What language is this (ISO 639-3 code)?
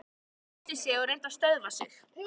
isl